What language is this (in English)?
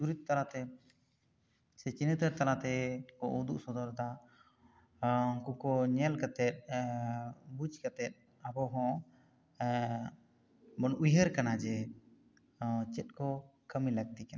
Santali